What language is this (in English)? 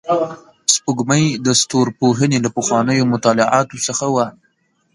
Pashto